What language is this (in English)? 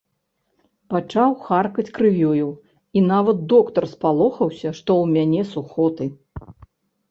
Belarusian